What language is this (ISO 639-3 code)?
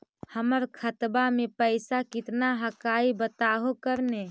mag